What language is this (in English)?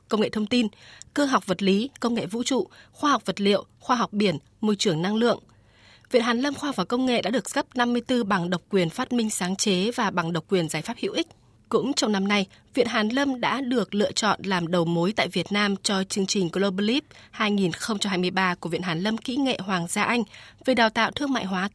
Vietnamese